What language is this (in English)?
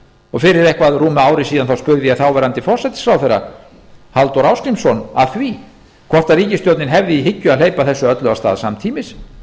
Icelandic